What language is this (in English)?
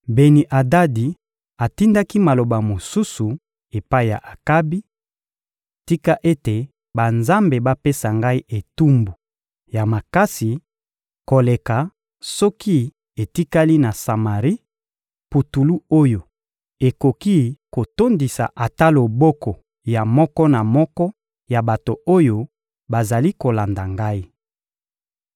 Lingala